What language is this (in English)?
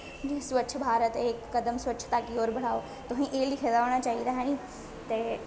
Dogri